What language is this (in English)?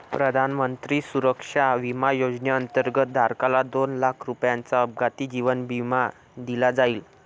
Marathi